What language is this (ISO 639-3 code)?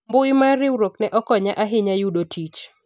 luo